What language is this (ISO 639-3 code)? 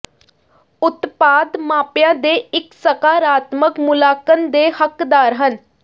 pan